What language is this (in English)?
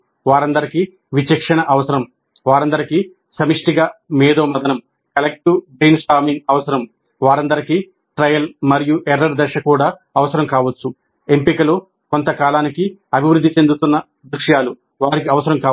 Telugu